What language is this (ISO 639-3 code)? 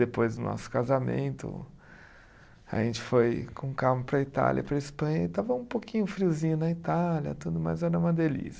por